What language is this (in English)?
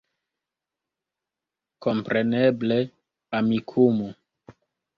Esperanto